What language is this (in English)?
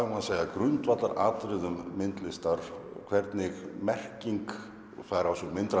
Icelandic